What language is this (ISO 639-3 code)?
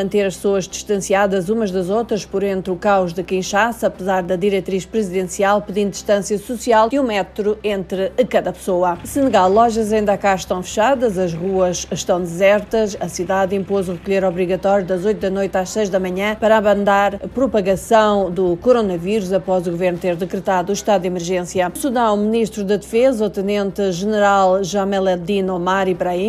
por